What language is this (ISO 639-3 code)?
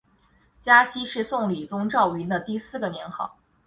zho